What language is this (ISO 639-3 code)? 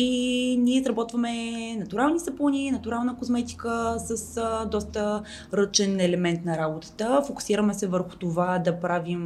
bul